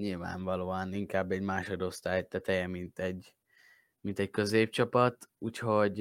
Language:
Hungarian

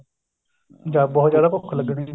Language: Punjabi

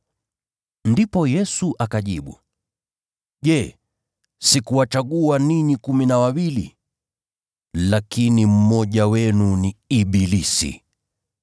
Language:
Swahili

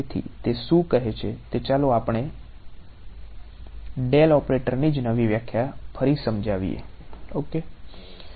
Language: Gujarati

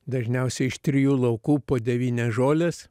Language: Lithuanian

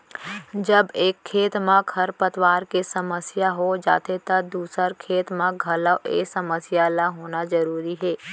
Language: Chhattisgarhi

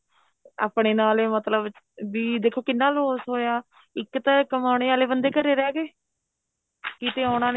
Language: Punjabi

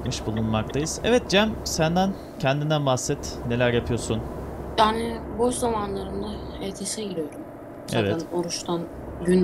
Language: Turkish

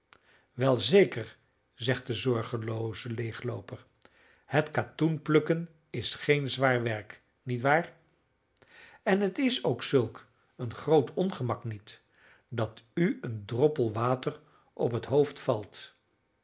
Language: Dutch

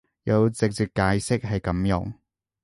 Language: Cantonese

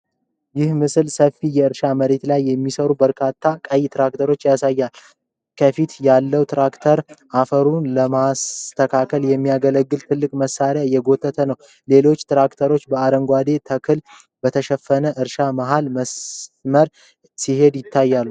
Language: Amharic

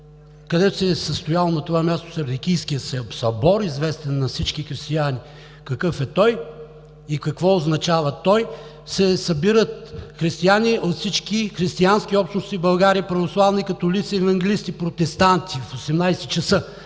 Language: Bulgarian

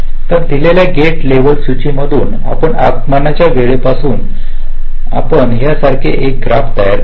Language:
Marathi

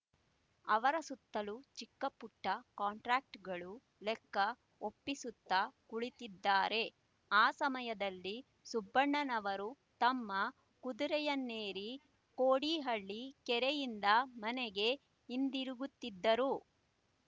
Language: Kannada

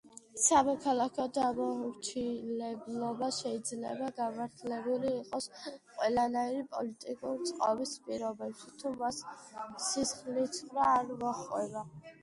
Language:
Georgian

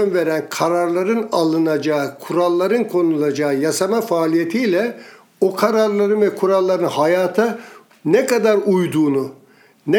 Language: Turkish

